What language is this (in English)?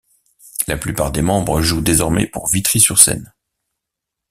French